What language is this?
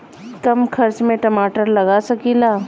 Bhojpuri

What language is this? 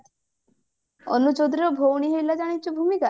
Odia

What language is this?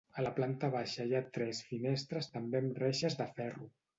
Catalan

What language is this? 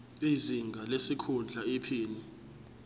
Zulu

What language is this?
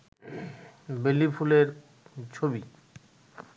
Bangla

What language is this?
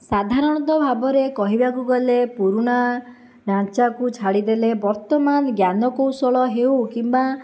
Odia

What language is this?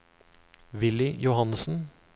Norwegian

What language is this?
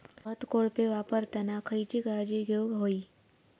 Marathi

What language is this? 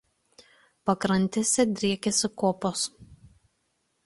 Lithuanian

